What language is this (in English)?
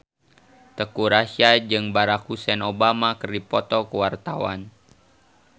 Sundanese